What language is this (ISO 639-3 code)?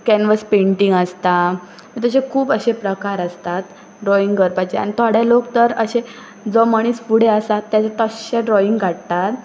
kok